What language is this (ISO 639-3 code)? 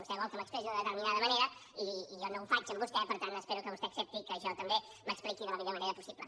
cat